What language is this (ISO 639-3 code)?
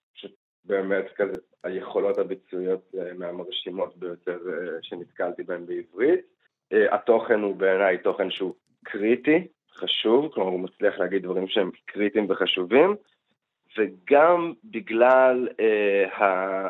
heb